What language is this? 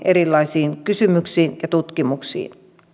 Finnish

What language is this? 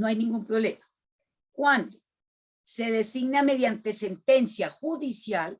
Spanish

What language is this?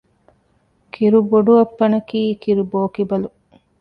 Divehi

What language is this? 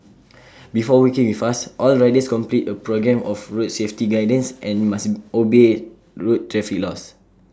English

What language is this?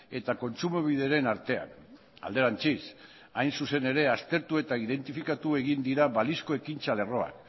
Basque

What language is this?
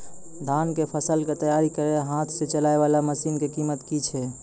Maithili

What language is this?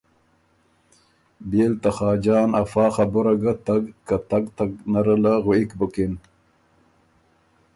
Ormuri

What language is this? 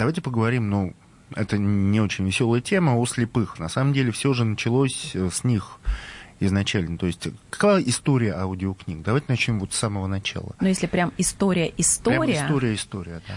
Russian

